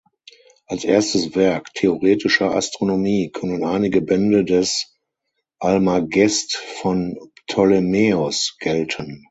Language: German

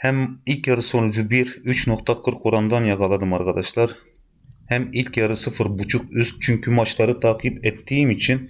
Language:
Turkish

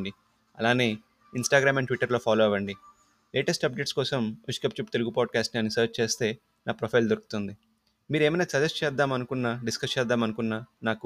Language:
Telugu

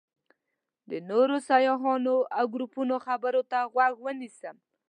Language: Pashto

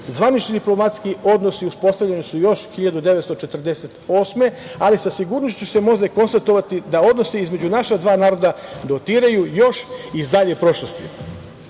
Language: Serbian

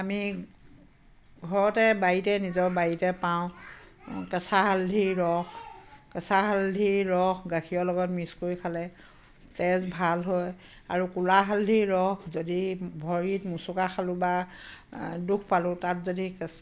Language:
Assamese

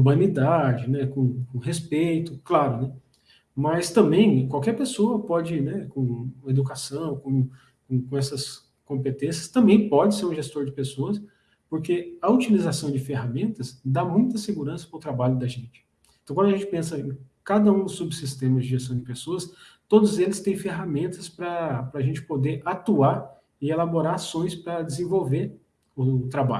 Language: Portuguese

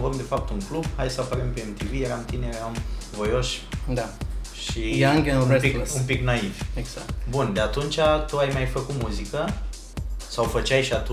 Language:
Romanian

